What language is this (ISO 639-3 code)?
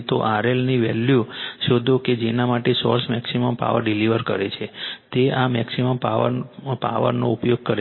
guj